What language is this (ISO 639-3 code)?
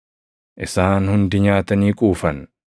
orm